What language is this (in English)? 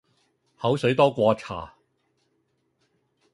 Cantonese